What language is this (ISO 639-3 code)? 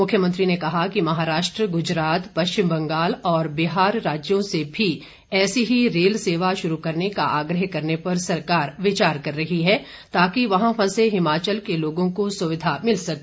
hin